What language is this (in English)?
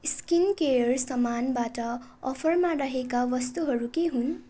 Nepali